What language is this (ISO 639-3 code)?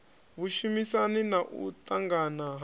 ven